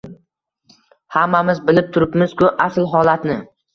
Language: Uzbek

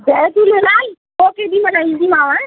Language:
Sindhi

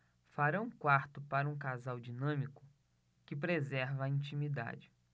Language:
Portuguese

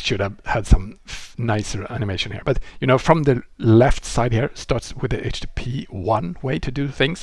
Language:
English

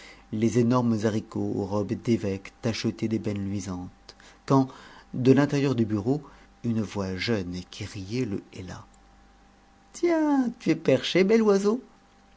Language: French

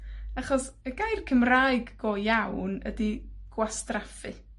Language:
Welsh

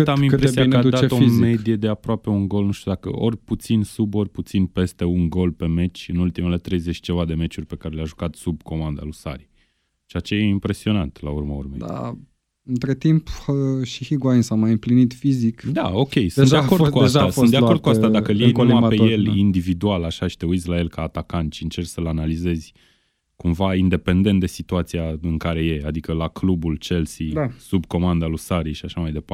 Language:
Romanian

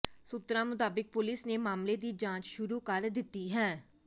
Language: Punjabi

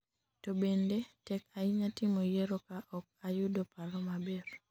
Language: Luo (Kenya and Tanzania)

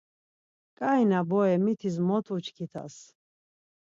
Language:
Laz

